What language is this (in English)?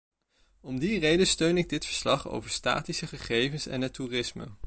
Dutch